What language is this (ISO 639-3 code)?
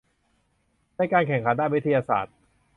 tha